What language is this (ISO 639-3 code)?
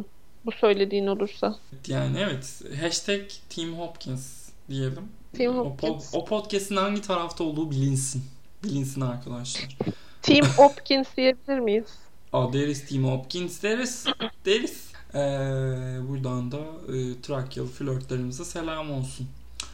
tur